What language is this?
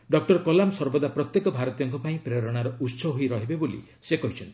Odia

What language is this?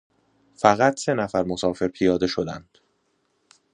Persian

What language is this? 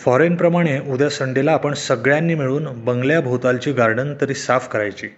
Marathi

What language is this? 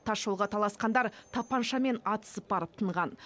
Kazakh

